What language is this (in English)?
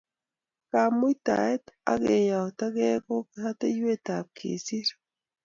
Kalenjin